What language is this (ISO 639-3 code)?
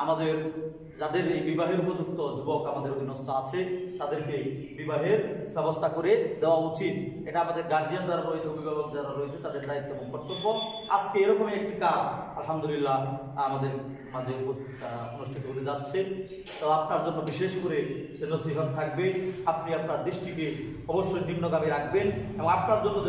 ara